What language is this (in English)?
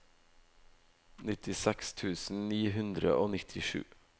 Norwegian